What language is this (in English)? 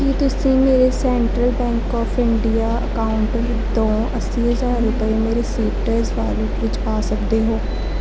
Punjabi